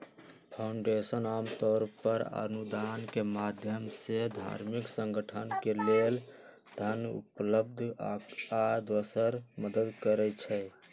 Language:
Magahi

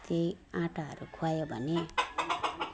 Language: Nepali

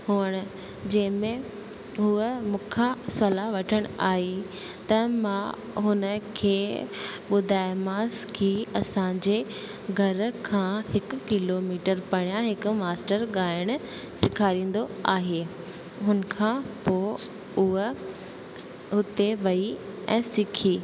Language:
Sindhi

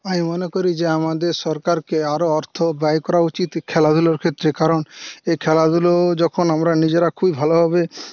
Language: Bangla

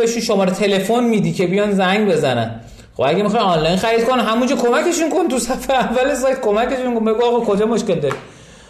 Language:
Persian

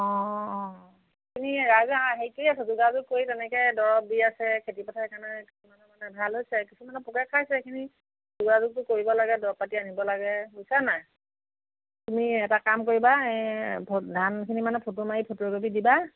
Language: Assamese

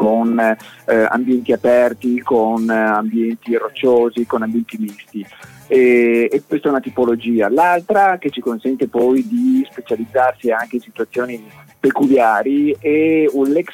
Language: Italian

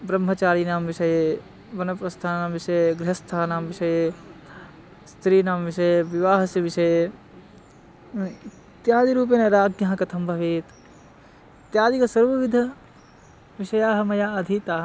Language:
Sanskrit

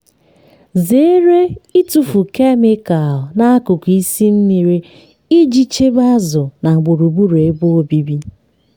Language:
Igbo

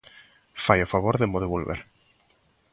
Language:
Galician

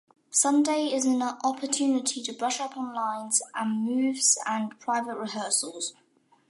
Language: English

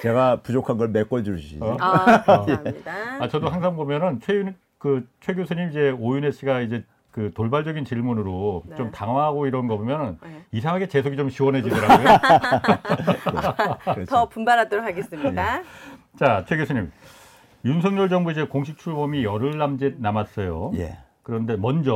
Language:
Korean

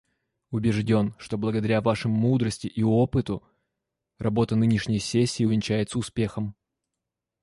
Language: Russian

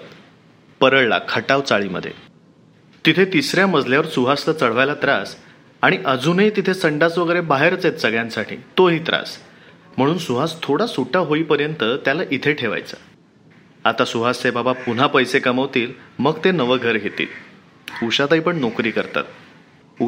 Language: Marathi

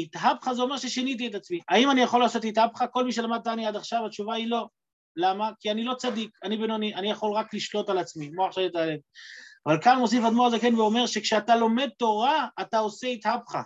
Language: Hebrew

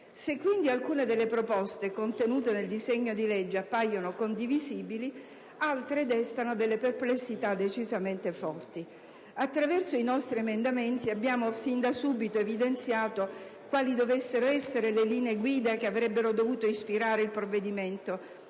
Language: Italian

